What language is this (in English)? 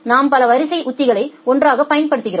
Tamil